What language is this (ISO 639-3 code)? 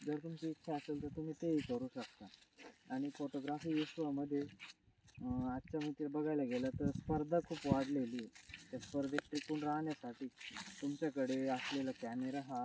mar